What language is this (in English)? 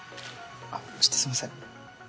Japanese